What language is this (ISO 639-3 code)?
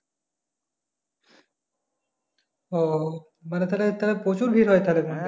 ben